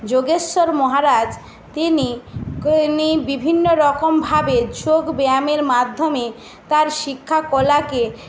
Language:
Bangla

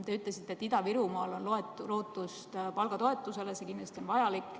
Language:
Estonian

